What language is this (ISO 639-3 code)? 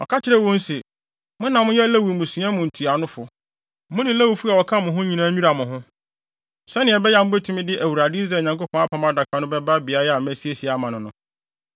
aka